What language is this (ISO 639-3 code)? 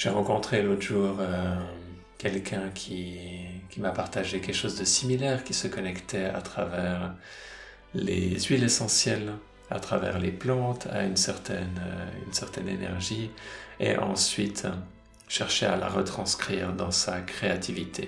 fra